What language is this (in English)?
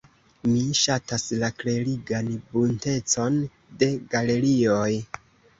Esperanto